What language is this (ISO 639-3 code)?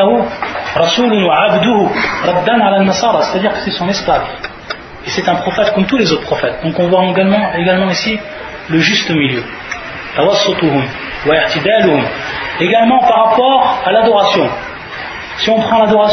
fra